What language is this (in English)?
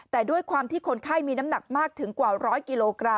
Thai